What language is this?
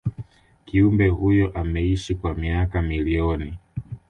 Swahili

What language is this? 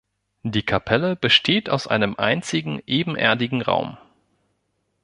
German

